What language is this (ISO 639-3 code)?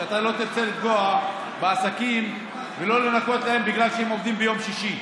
heb